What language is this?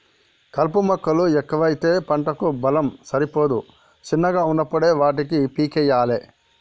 Telugu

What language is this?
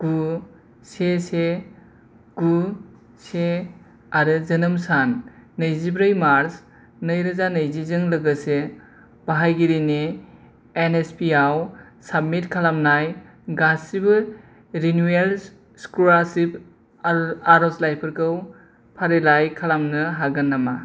Bodo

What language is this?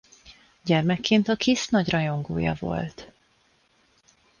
Hungarian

